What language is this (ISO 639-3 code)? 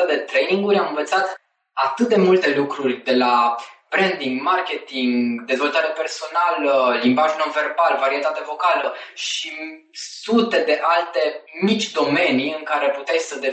ron